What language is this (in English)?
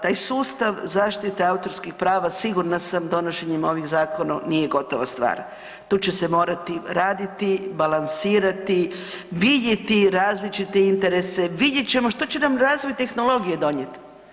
Croatian